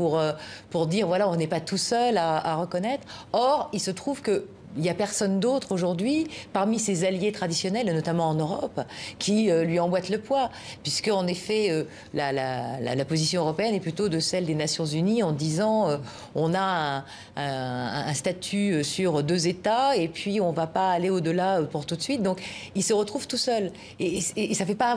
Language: French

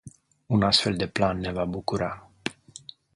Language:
Romanian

